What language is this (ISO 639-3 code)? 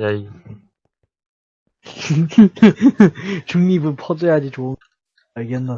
kor